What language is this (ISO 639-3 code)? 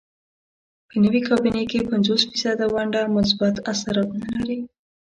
pus